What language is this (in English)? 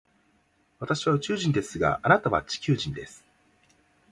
Japanese